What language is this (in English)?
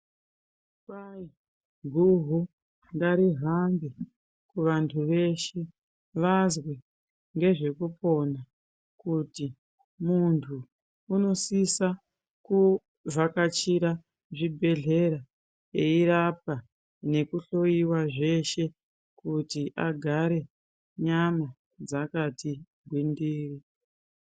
Ndau